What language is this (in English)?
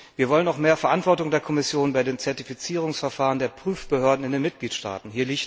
German